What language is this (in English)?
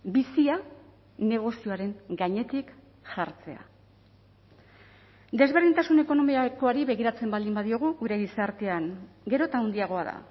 Basque